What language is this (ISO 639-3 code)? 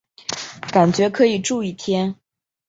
zho